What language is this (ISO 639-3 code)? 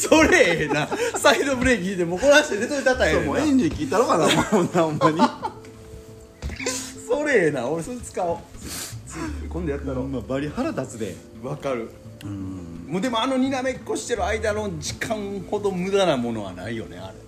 jpn